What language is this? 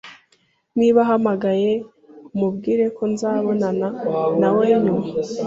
Kinyarwanda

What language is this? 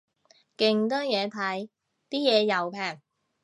Cantonese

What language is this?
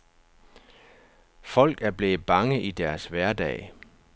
Danish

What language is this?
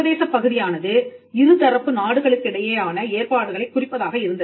Tamil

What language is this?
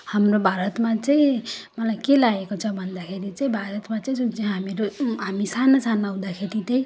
Nepali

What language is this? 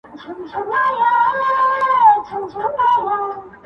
Pashto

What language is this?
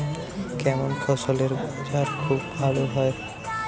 Bangla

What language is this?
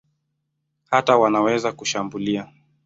Swahili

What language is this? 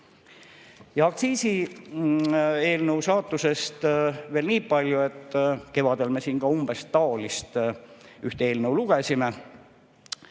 Estonian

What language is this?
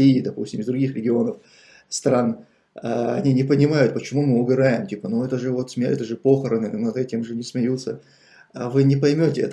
Russian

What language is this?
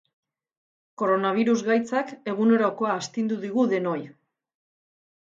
Basque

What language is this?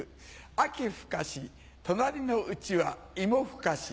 Japanese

